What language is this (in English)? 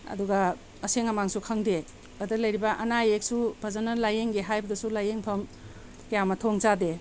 Manipuri